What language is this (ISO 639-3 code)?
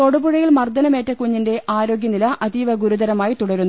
mal